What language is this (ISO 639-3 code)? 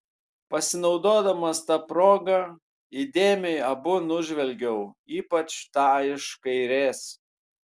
lit